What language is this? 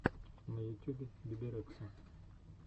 Russian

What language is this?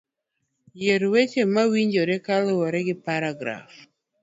Luo (Kenya and Tanzania)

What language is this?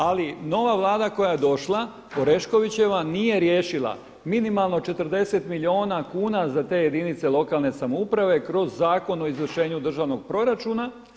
Croatian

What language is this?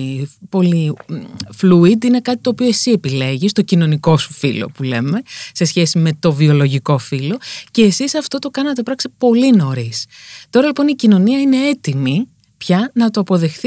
Greek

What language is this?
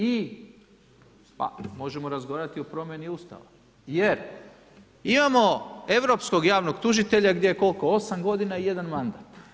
Croatian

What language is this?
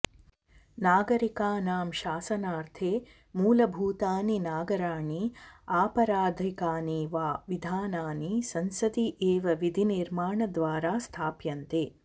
Sanskrit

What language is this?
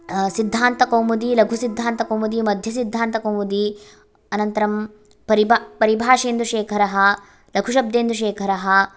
Sanskrit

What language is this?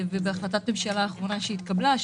Hebrew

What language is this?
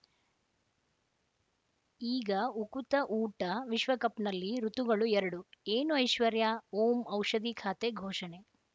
Kannada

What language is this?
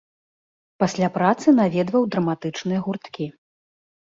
Belarusian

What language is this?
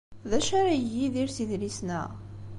Kabyle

